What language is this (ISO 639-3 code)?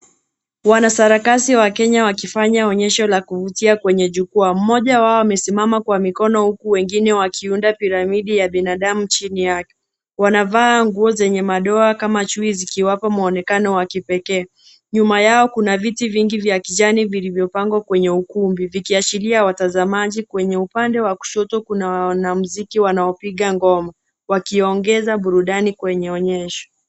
swa